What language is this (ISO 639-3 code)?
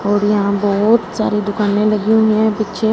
hin